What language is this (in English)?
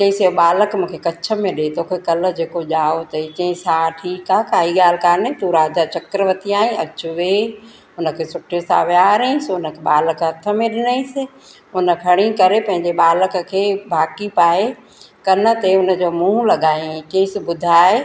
Sindhi